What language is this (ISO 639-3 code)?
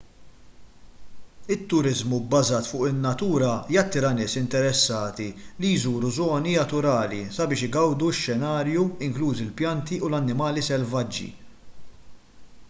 mlt